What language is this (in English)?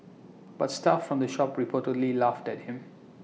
English